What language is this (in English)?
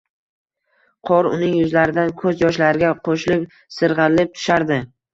Uzbek